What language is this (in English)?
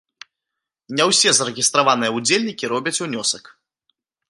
Belarusian